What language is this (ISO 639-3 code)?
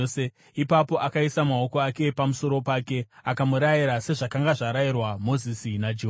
sna